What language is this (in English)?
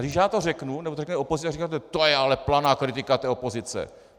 Czech